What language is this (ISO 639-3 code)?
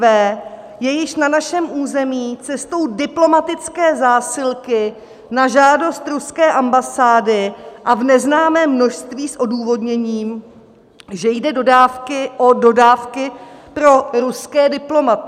ces